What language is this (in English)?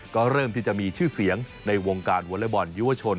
Thai